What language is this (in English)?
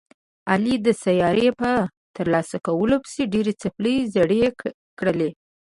Pashto